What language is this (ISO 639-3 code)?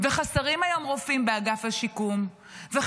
heb